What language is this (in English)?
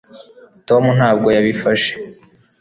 Kinyarwanda